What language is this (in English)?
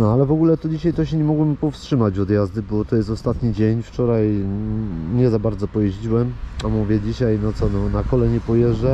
Polish